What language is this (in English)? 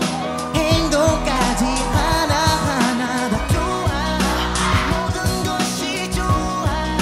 Korean